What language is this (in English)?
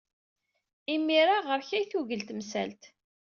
Kabyle